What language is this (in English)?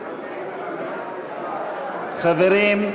Hebrew